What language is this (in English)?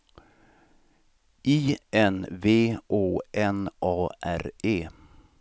Swedish